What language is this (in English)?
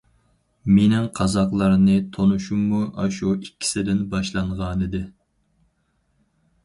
Uyghur